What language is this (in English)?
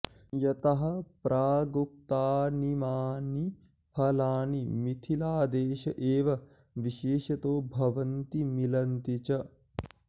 Sanskrit